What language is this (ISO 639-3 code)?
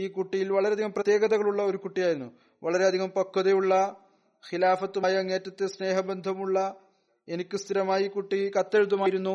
mal